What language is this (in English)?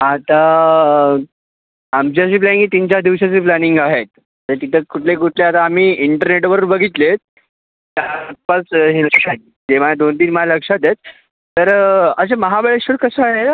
Marathi